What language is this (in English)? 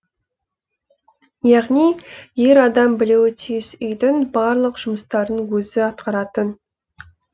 Kazakh